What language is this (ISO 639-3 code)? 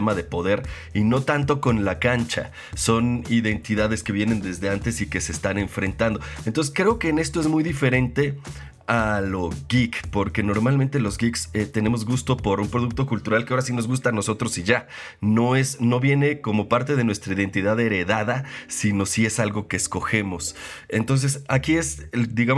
spa